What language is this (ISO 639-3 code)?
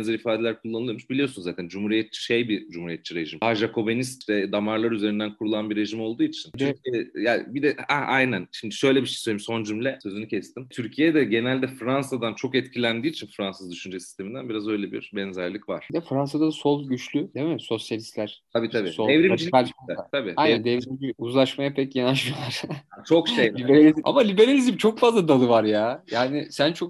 tur